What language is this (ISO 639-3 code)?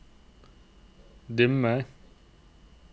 nor